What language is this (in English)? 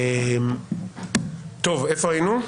Hebrew